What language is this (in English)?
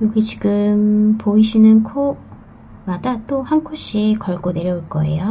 Korean